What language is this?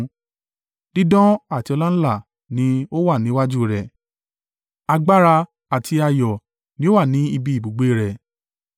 Yoruba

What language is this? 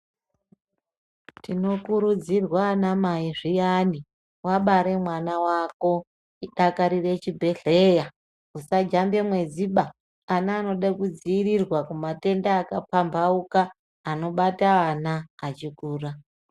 Ndau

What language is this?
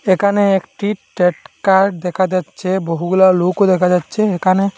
Bangla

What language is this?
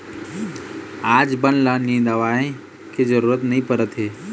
Chhattisgarhi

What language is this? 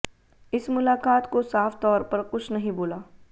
Hindi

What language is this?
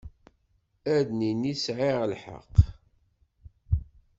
Kabyle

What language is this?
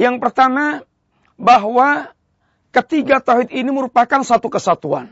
Malay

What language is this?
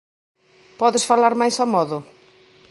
Galician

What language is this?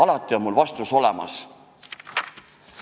Estonian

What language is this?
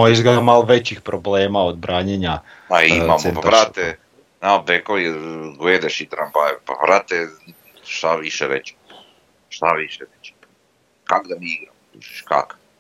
Croatian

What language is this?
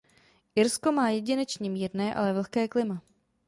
Czech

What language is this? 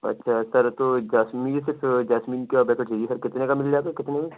Urdu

